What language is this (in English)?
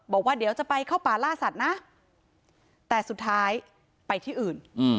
Thai